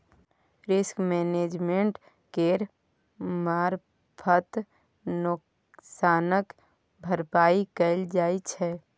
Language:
Maithili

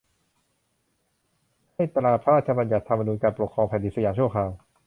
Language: Thai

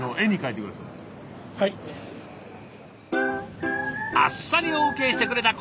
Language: Japanese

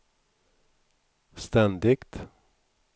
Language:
Swedish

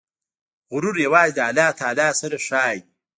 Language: Pashto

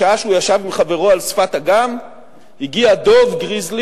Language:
Hebrew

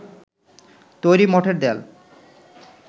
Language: Bangla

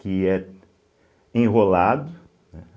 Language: Portuguese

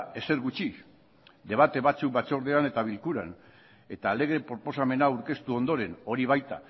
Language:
Basque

